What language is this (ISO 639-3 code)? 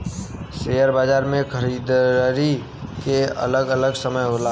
bho